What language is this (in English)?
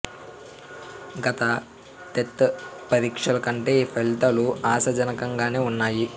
Telugu